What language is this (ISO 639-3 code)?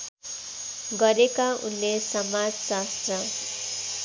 nep